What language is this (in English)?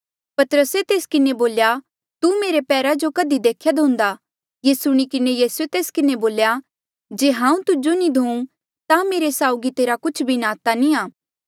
Mandeali